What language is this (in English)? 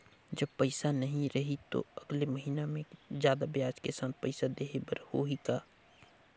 Chhattisgarhi